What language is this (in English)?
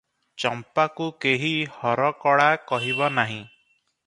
Odia